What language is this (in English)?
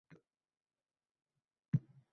Uzbek